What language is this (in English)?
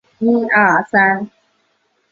Chinese